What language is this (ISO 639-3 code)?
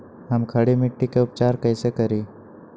mag